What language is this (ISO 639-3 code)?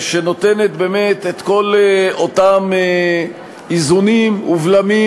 heb